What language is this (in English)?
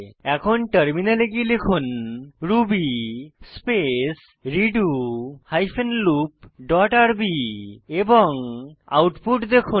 Bangla